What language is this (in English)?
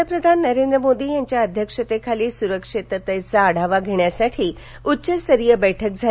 Marathi